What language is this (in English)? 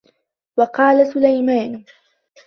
Arabic